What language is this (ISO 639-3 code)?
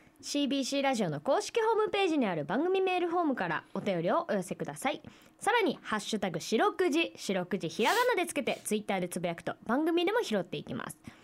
jpn